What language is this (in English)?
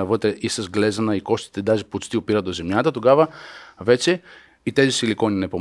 Bulgarian